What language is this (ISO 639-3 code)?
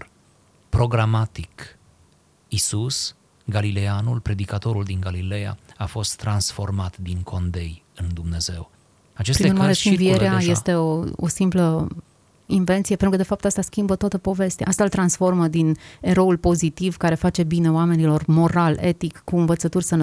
ron